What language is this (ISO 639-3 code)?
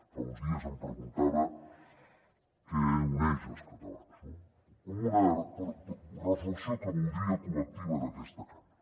cat